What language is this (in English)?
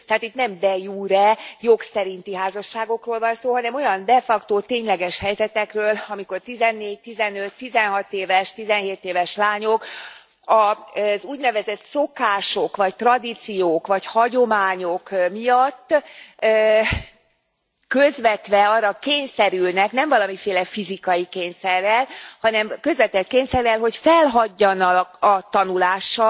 Hungarian